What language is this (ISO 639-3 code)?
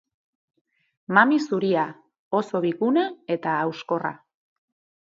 eus